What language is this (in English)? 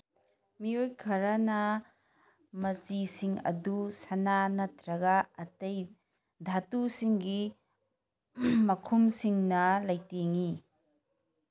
Manipuri